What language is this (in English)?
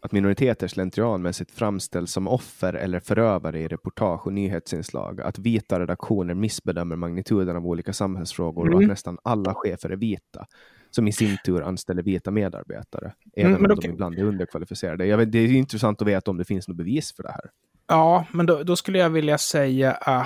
Swedish